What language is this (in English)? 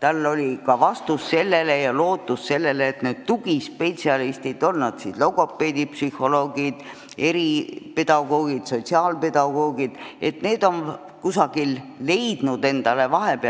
Estonian